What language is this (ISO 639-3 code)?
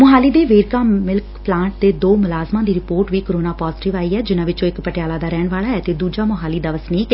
pan